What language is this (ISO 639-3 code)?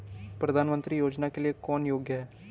hin